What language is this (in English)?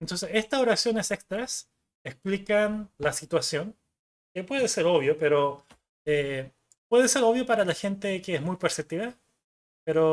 Spanish